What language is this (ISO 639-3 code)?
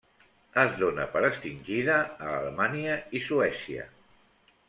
cat